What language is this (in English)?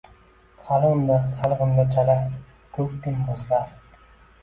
Uzbek